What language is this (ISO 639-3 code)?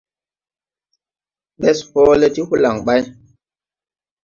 tui